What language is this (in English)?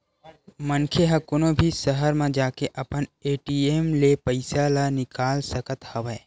Chhattisgarhi